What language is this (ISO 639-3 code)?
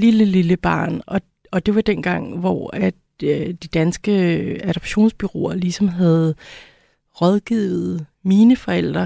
dan